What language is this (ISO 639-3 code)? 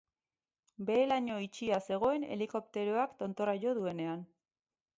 eus